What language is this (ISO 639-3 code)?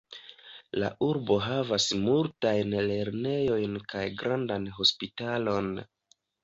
epo